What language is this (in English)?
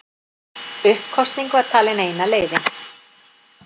Icelandic